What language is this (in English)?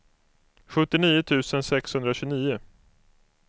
Swedish